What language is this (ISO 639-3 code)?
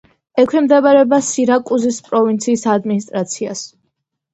kat